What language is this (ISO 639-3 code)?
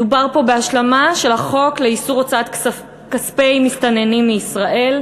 heb